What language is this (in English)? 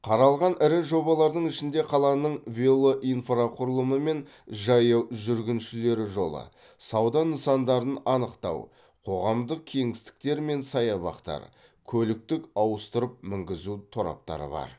Kazakh